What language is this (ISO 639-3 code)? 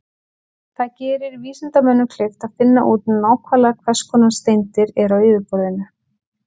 isl